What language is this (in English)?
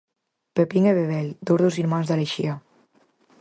Galician